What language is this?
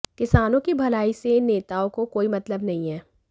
Hindi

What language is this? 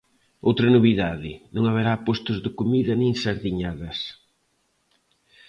Galician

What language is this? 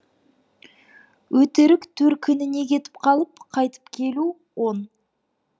Kazakh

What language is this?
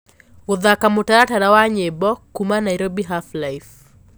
Kikuyu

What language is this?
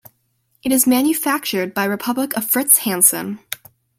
English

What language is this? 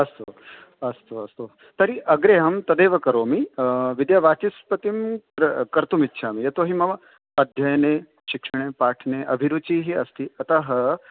Sanskrit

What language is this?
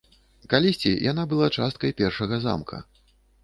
Belarusian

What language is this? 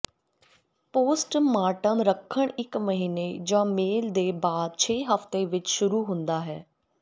Punjabi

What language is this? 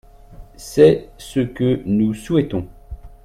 French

